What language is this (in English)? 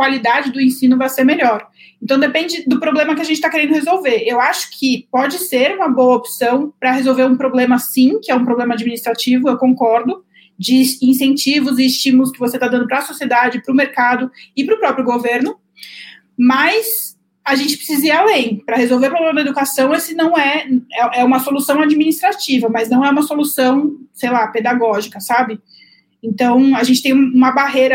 Portuguese